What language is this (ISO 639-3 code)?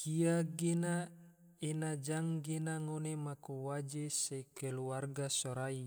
tvo